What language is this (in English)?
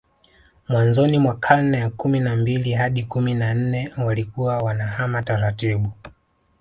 Swahili